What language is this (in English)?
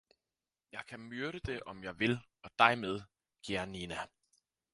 Danish